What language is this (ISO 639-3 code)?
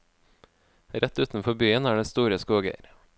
nor